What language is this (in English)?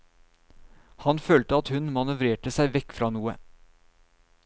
Norwegian